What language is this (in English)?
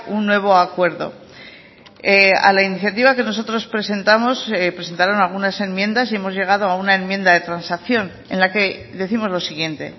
Spanish